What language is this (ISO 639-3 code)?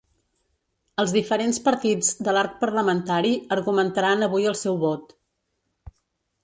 cat